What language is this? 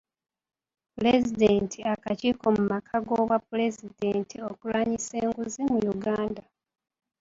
Ganda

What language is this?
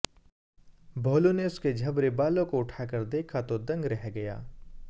Hindi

